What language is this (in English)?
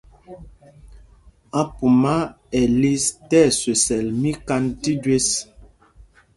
Mpumpong